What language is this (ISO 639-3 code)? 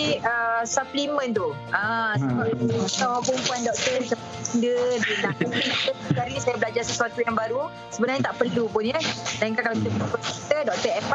msa